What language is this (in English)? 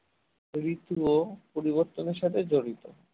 Bangla